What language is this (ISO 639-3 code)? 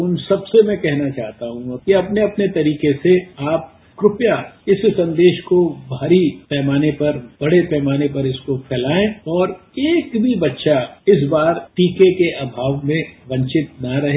hin